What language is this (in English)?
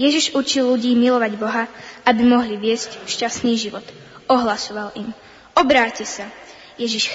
Slovak